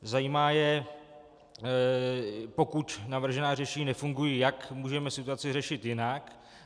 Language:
Czech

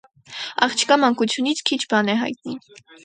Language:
Armenian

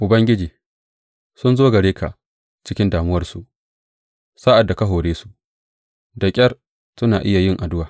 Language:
Hausa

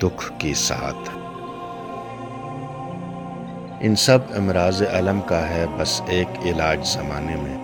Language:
Urdu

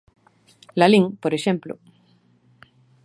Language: Galician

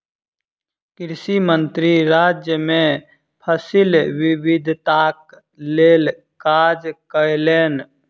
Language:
Maithili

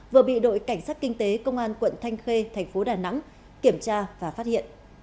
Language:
Vietnamese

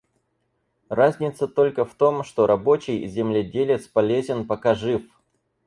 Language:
Russian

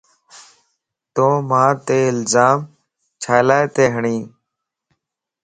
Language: Lasi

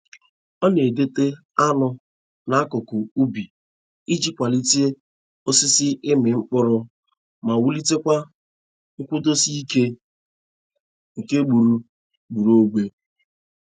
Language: Igbo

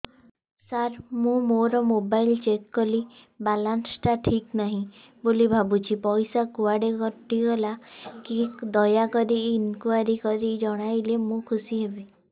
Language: Odia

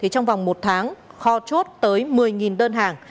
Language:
Vietnamese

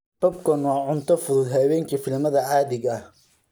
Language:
Somali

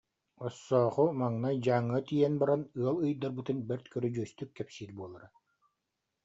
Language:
Yakut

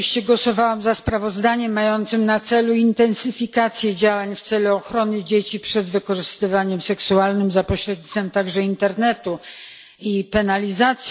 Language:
Polish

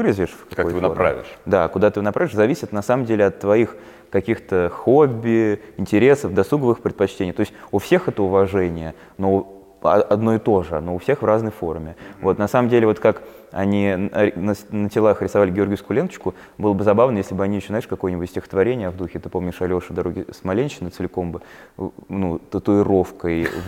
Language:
Russian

